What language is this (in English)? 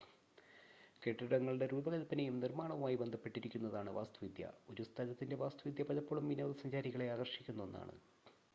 Malayalam